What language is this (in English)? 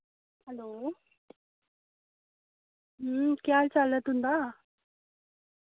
Dogri